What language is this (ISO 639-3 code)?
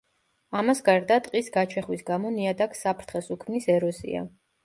kat